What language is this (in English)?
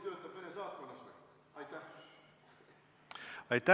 Estonian